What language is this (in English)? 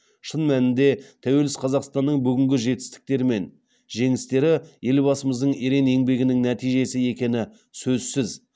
Kazakh